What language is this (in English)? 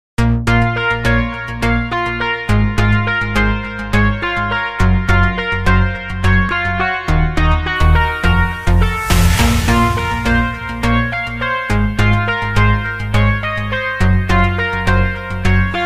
Romanian